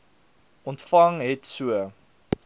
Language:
Afrikaans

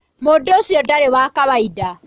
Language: Kikuyu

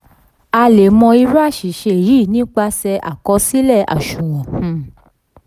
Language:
Yoruba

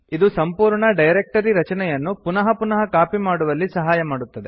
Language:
Kannada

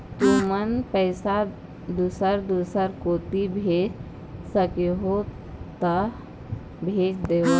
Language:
Chhattisgarhi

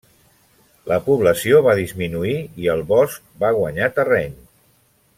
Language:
Catalan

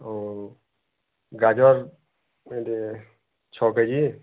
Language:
Odia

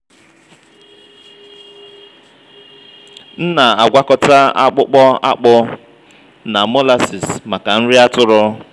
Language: Igbo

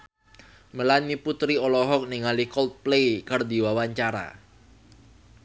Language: Sundanese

